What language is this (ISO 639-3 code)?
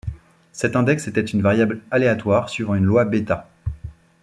fra